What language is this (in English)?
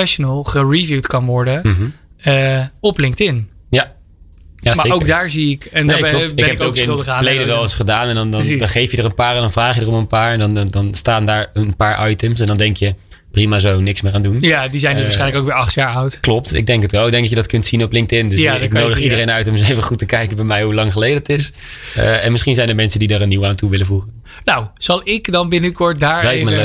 Dutch